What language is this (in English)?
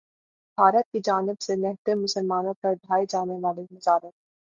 Urdu